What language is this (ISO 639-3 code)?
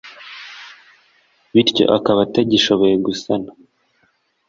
kin